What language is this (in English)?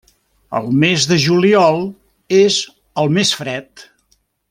Catalan